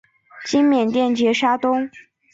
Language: Chinese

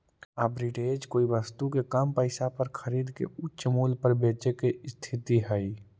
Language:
Magahi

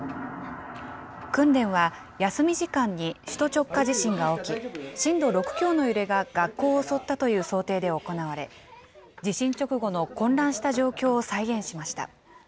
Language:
Japanese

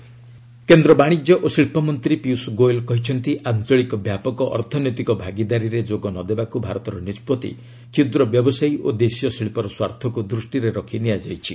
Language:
Odia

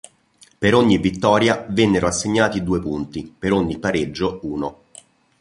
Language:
Italian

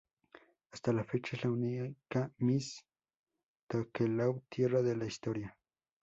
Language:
Spanish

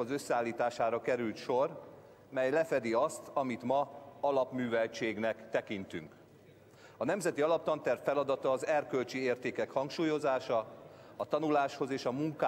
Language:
Hungarian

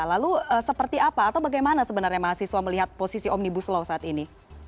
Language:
Indonesian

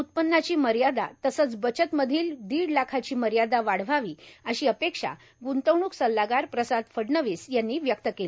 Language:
Marathi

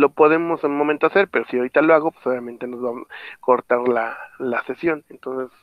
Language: Spanish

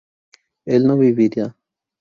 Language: Spanish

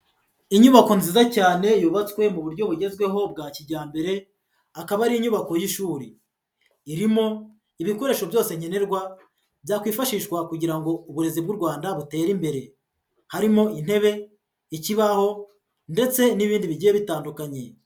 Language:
Kinyarwanda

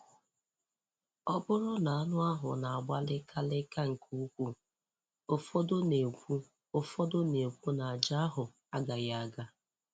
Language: Igbo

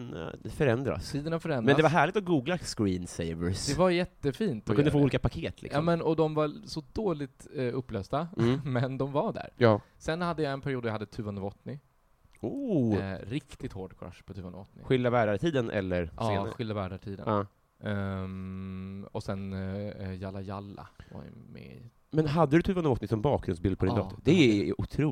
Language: Swedish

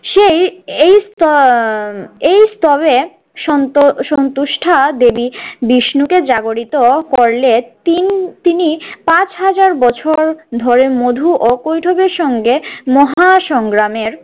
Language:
Bangla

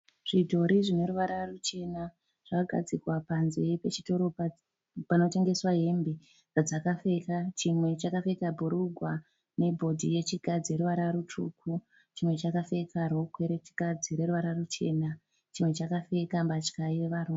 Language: Shona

